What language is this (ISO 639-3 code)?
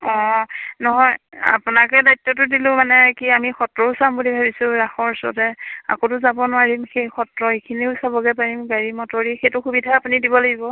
asm